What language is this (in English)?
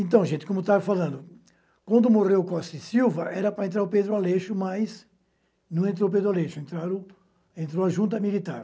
Portuguese